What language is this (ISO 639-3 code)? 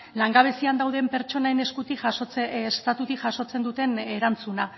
eus